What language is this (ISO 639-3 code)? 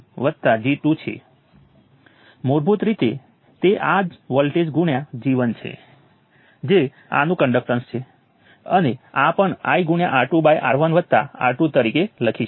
guj